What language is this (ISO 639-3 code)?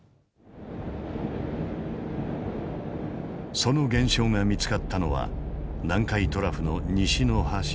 jpn